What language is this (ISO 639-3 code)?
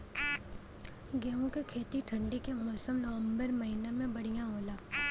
bho